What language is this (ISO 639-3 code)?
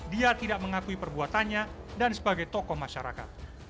ind